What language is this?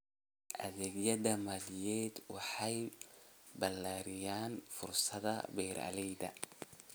Somali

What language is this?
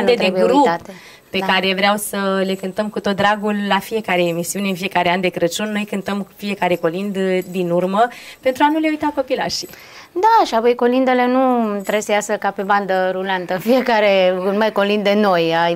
Romanian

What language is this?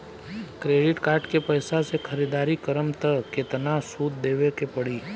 Bhojpuri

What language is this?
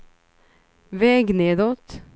Swedish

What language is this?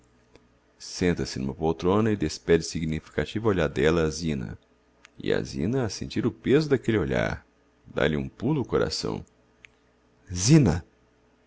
Portuguese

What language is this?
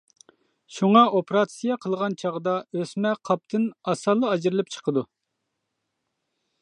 Uyghur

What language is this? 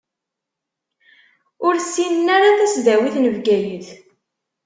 Kabyle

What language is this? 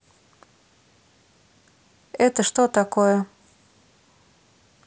Russian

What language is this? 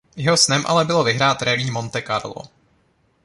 Czech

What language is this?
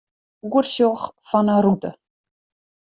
Western Frisian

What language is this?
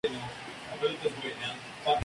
Spanish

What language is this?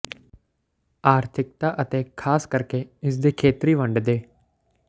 Punjabi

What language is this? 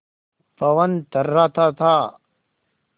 Hindi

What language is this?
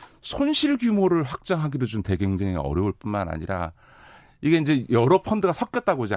Korean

